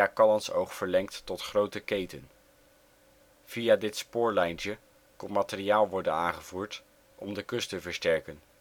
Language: Dutch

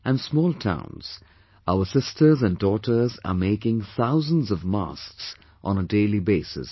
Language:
English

